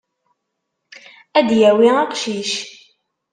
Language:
Kabyle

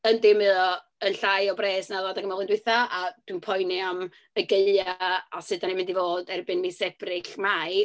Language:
Welsh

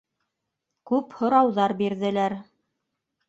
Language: Bashkir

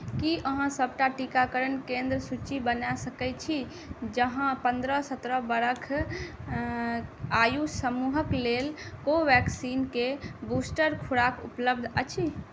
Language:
Maithili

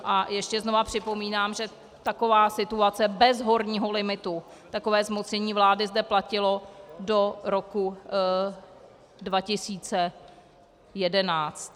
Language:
Czech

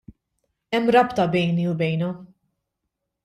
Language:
Maltese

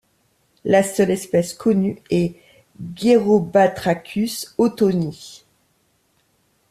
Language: French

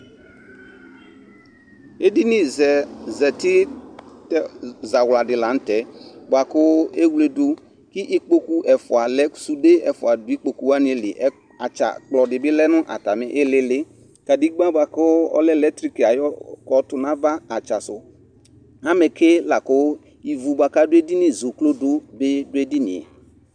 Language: Ikposo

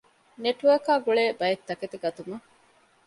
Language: Divehi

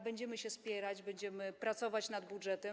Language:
Polish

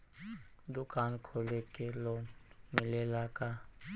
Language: Bhojpuri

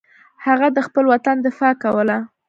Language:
Pashto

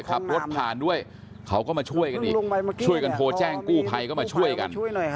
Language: Thai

